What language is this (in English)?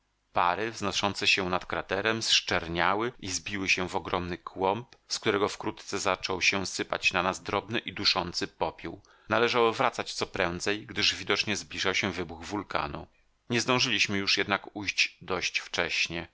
Polish